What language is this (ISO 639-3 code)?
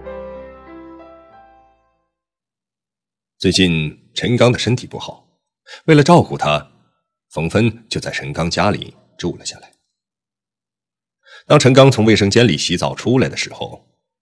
zho